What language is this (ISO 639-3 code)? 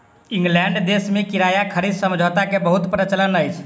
mai